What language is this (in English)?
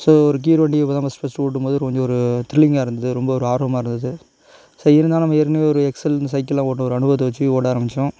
Tamil